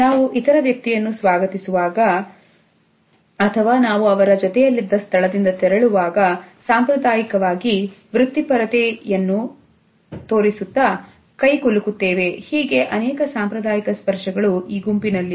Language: Kannada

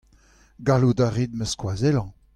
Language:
Breton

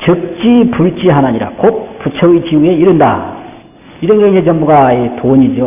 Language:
Korean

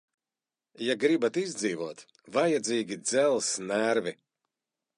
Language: Latvian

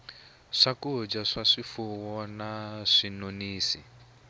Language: Tsonga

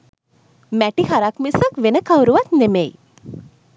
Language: Sinhala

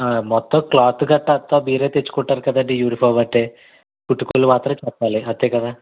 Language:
Telugu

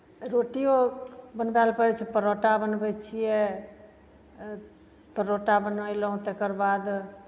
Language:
Maithili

